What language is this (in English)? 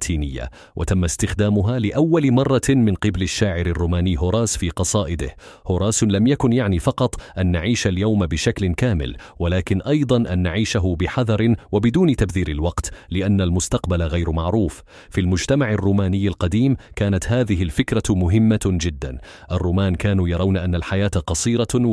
Arabic